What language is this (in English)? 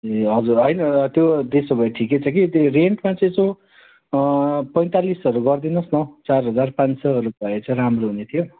Nepali